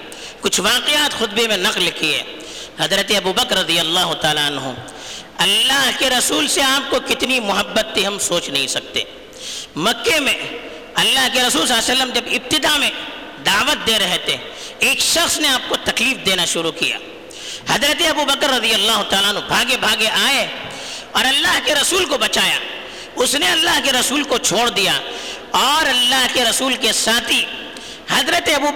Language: Urdu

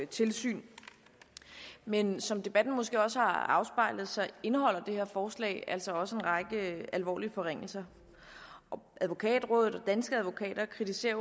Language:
Danish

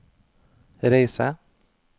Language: Norwegian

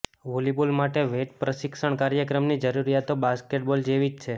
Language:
Gujarati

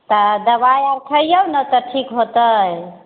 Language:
Maithili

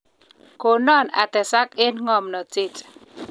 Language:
Kalenjin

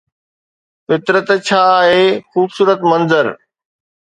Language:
Sindhi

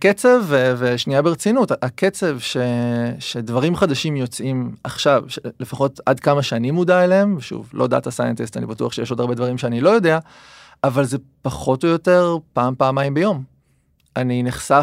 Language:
Hebrew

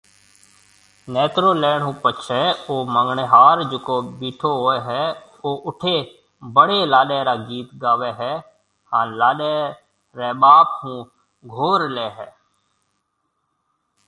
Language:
Marwari (Pakistan)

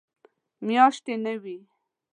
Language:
Pashto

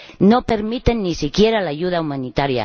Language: Spanish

